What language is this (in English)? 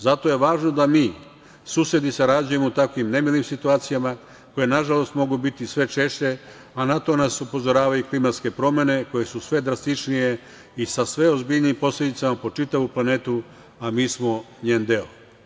Serbian